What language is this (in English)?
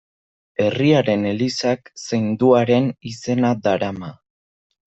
Basque